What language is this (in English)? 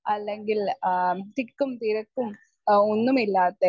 Malayalam